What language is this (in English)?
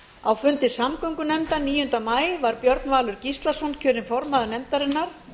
Icelandic